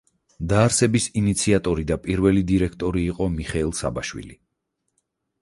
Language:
Georgian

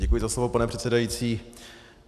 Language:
Czech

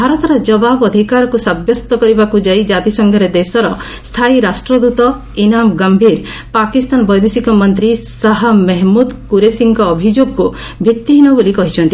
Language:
Odia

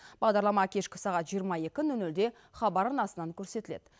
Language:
Kazakh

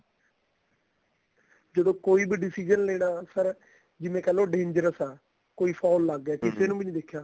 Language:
Punjabi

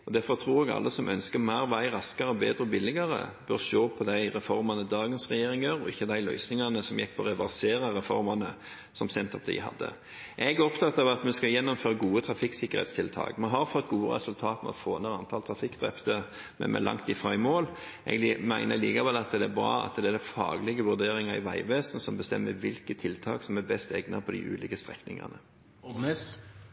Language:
Norwegian Bokmål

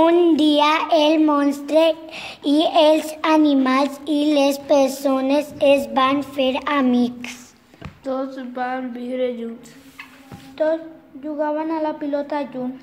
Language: Spanish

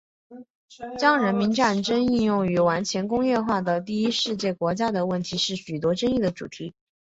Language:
Chinese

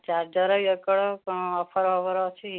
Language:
Odia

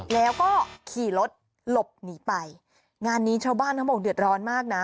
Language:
Thai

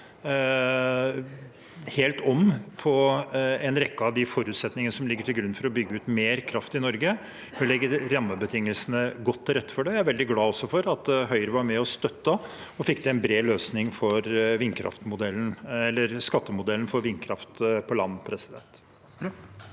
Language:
Norwegian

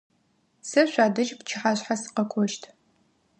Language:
Adyghe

